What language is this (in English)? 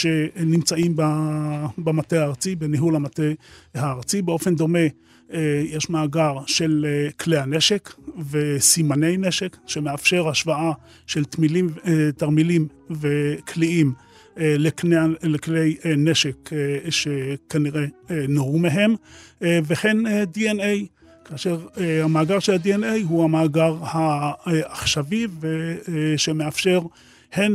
Hebrew